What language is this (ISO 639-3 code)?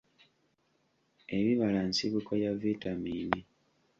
lug